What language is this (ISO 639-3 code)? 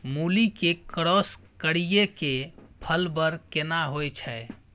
mai